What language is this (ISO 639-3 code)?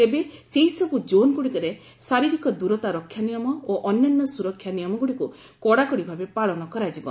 ori